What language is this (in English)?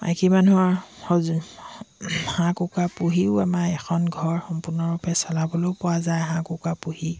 Assamese